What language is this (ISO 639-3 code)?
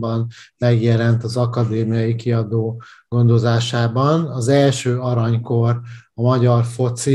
hun